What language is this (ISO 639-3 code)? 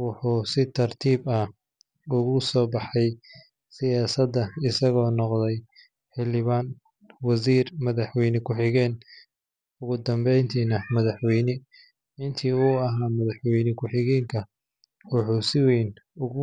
som